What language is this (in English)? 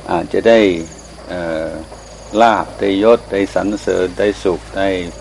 Thai